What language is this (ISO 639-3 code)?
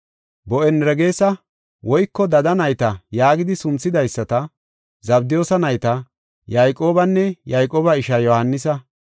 gof